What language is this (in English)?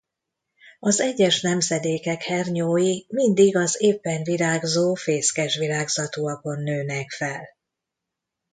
Hungarian